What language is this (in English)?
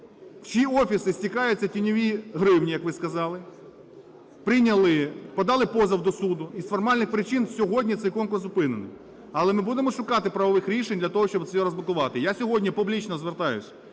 Ukrainian